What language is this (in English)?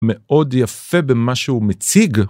Hebrew